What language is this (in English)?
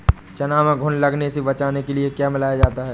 Hindi